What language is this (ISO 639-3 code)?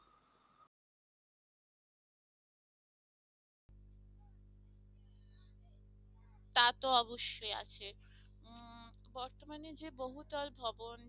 ben